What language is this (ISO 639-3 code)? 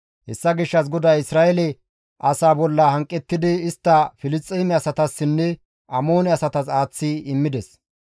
gmv